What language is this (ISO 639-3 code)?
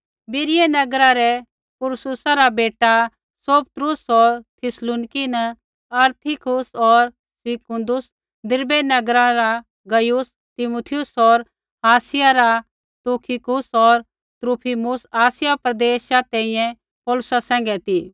kfx